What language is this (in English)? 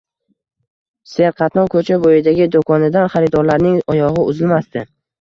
Uzbek